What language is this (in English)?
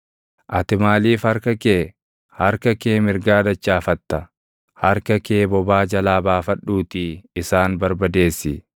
Oromo